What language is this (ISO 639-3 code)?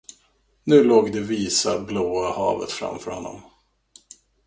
swe